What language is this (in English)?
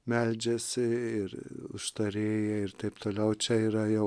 Lithuanian